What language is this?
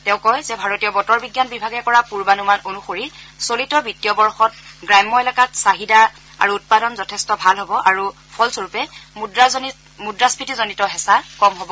Assamese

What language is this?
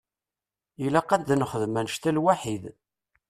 Kabyle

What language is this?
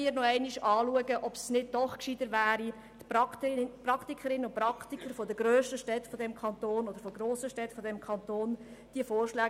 Swiss German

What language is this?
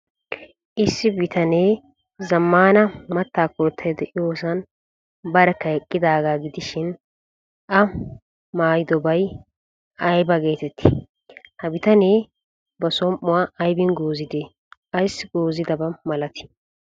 Wolaytta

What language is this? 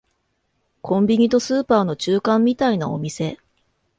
Japanese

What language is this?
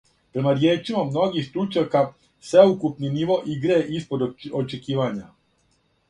Serbian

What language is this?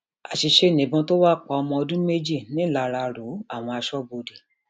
Yoruba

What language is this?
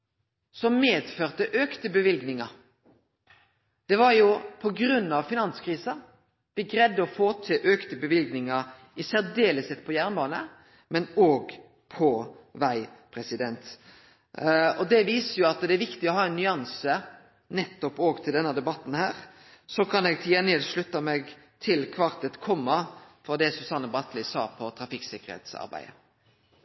Norwegian Nynorsk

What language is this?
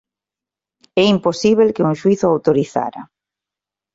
Galician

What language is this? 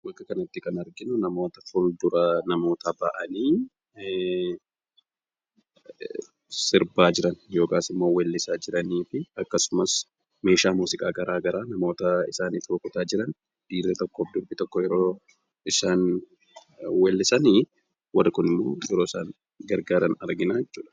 Oromo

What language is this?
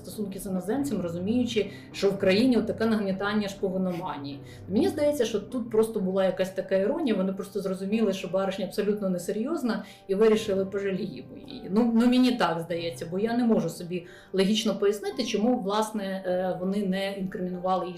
Ukrainian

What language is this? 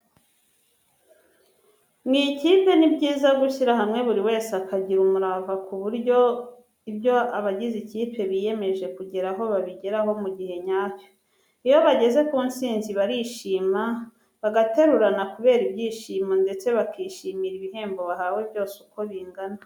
Kinyarwanda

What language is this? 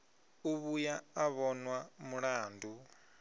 Venda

